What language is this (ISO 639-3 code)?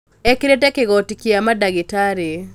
kik